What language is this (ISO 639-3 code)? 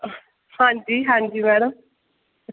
doi